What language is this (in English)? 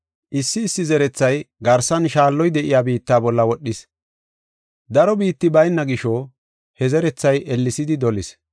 Gofa